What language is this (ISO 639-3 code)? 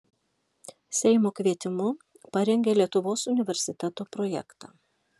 lit